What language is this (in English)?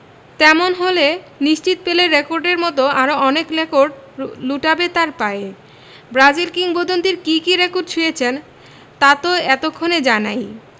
Bangla